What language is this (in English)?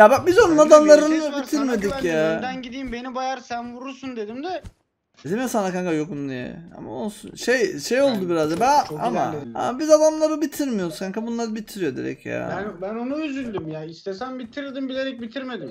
Turkish